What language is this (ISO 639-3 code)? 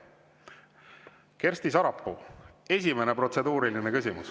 est